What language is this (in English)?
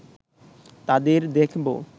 Bangla